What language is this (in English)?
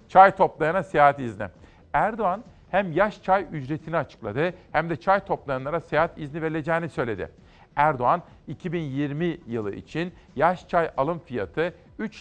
Turkish